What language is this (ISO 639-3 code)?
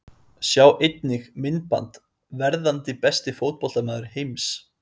isl